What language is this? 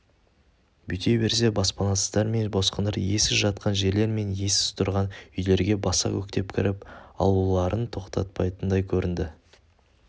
Kazakh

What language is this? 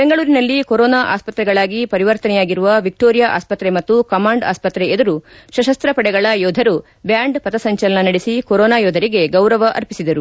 Kannada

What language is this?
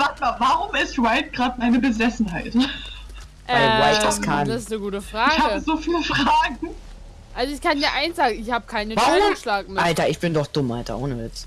German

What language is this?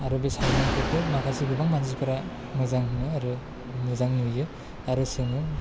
Bodo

